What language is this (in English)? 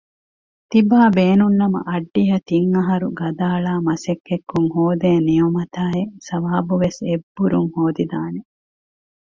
Divehi